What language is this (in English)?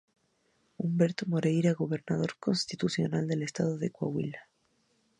Spanish